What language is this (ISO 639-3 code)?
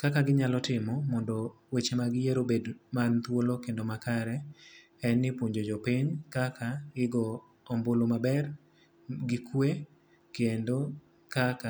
luo